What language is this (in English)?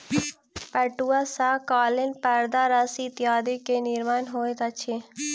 Maithili